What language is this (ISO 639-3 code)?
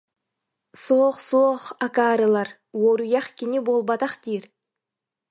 sah